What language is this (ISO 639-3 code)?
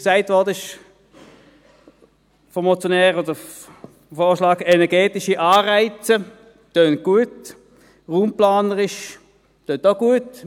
gsw